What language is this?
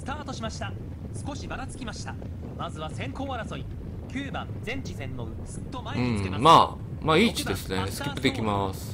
Japanese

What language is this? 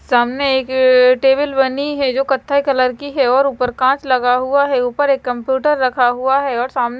Hindi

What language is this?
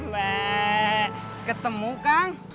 Indonesian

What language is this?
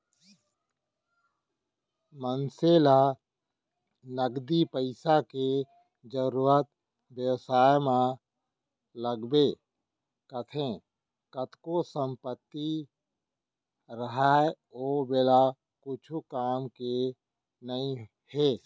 Chhattisgarhi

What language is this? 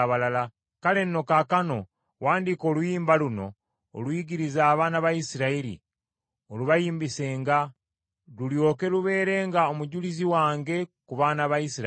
Ganda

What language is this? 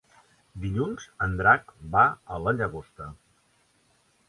Catalan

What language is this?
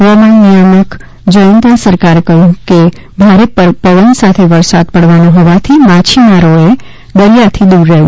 Gujarati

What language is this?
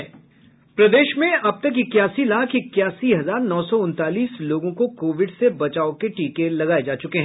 Hindi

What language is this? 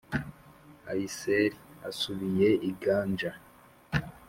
Kinyarwanda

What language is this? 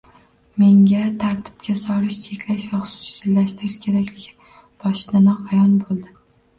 Uzbek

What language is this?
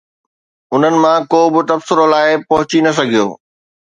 Sindhi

